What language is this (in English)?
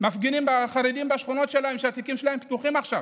Hebrew